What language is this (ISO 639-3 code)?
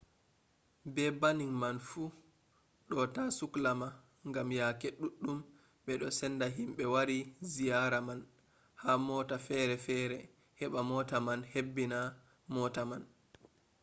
ful